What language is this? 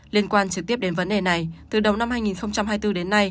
Vietnamese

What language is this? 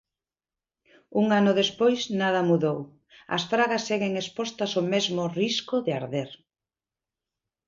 Galician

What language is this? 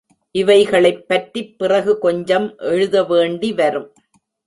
Tamil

